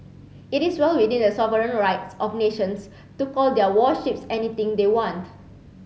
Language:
English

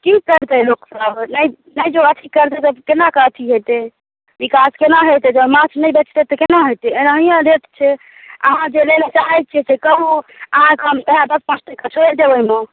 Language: Maithili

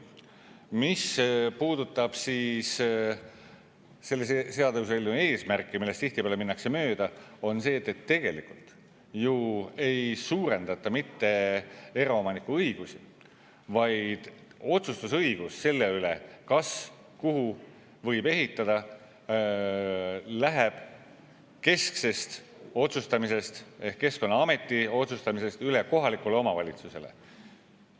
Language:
Estonian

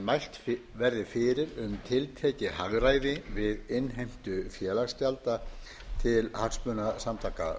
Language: Icelandic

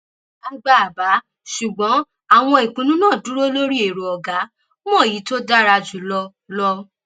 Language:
Yoruba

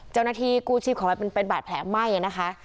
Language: Thai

